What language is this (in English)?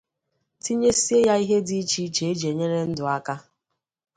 Igbo